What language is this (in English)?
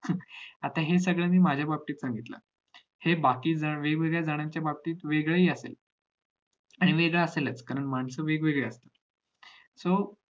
Marathi